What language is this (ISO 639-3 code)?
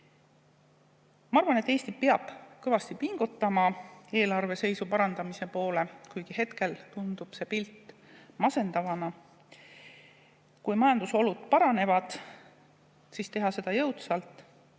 est